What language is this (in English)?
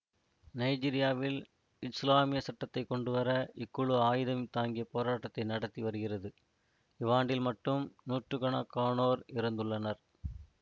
Tamil